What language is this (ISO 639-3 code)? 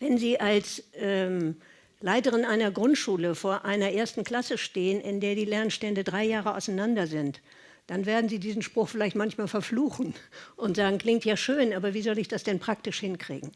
deu